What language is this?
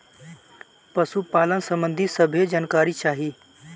Bhojpuri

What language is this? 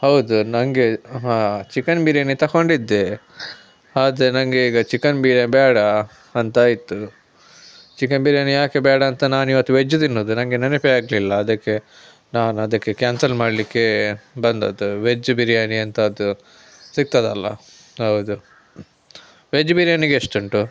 Kannada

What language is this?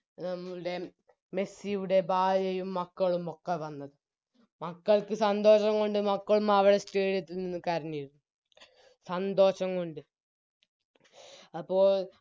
Malayalam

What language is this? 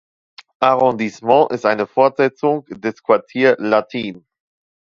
German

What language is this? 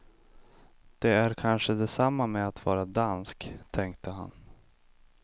Swedish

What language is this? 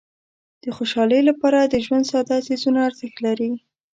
Pashto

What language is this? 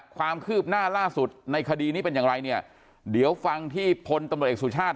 Thai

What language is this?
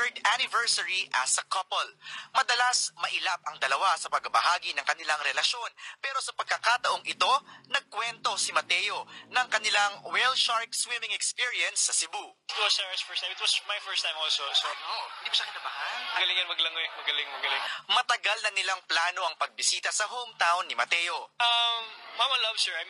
Filipino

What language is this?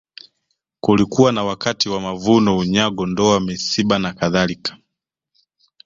Swahili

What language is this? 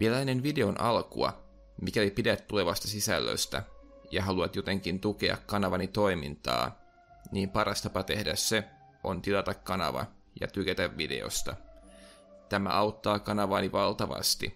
Finnish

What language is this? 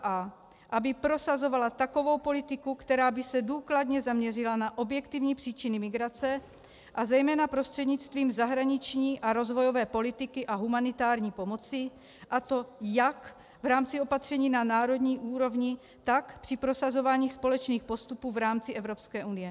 Czech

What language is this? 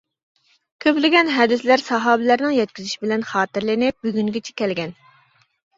Uyghur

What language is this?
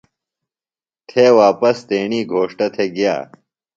Phalura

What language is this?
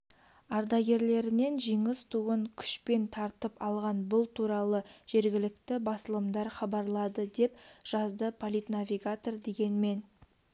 Kazakh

